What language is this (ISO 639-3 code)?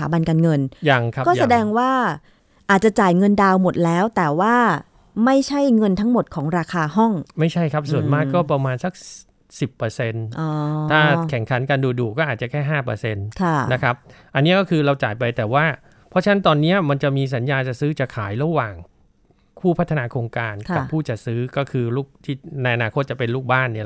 tha